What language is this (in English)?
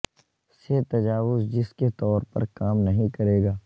Urdu